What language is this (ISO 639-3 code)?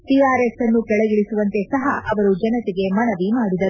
kan